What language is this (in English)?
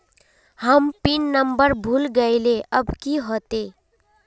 Magahi